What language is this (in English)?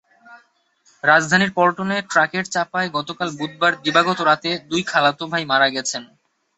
Bangla